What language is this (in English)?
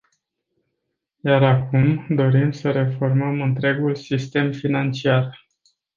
Romanian